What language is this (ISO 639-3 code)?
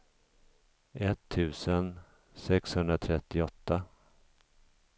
swe